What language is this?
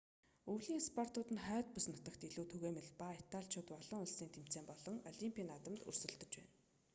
Mongolian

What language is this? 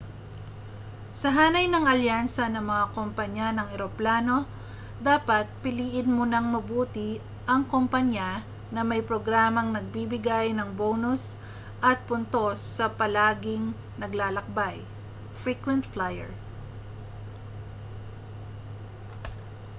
Filipino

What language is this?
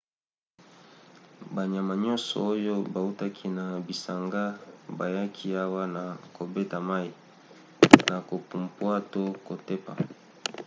Lingala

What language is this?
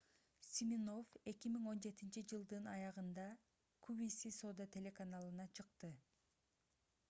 Kyrgyz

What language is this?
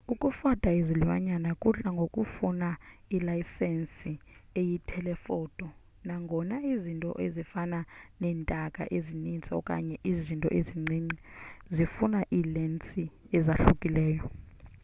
Xhosa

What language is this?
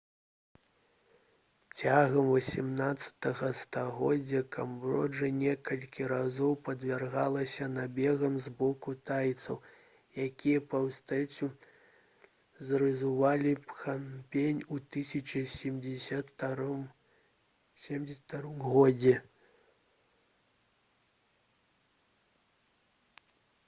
Belarusian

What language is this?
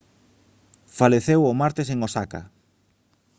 Galician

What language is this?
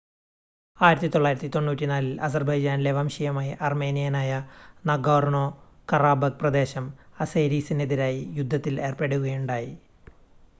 Malayalam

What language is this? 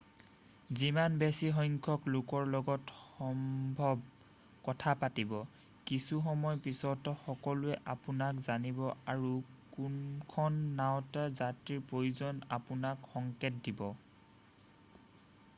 Assamese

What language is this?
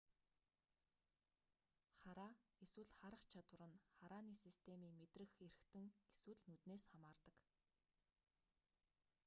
Mongolian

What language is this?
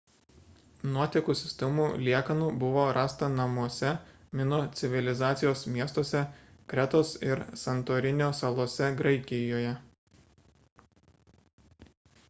Lithuanian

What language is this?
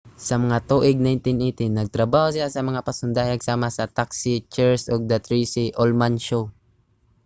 Cebuano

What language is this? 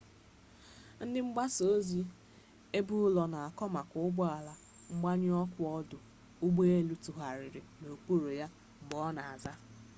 Igbo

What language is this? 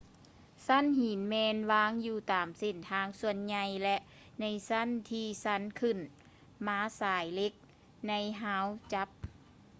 Lao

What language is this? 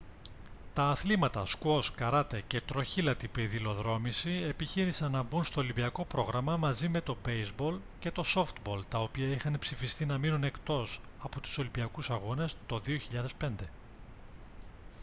Greek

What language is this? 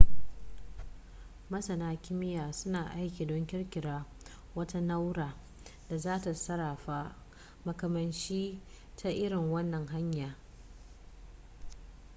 Hausa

